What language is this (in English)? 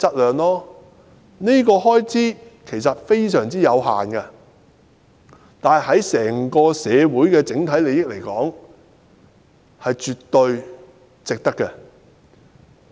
Cantonese